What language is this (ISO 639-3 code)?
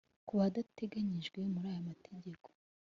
kin